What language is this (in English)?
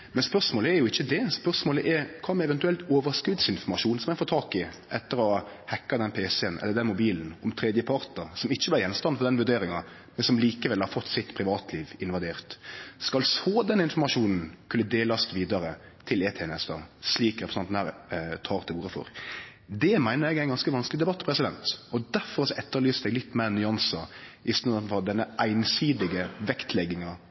Norwegian Nynorsk